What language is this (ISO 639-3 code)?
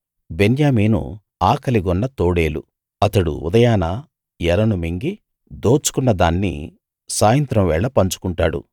tel